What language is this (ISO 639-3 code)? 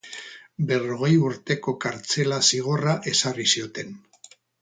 eus